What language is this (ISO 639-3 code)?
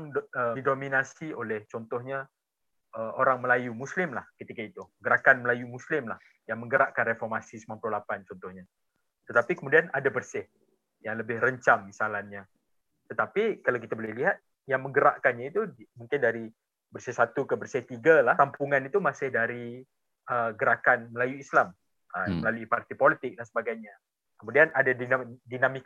msa